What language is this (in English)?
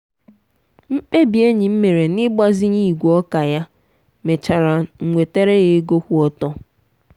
Igbo